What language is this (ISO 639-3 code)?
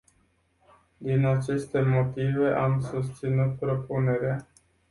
ron